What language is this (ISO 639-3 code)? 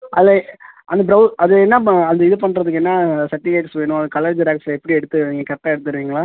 tam